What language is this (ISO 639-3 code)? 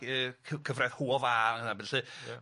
cym